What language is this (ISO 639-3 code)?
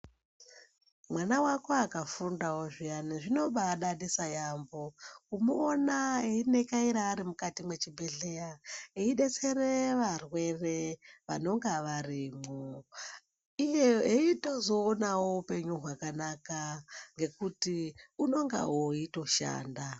ndc